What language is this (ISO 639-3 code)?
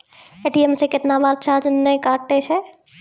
mai